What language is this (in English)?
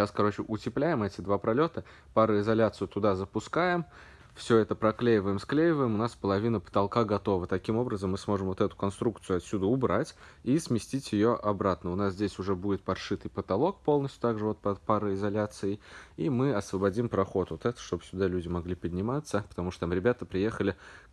Russian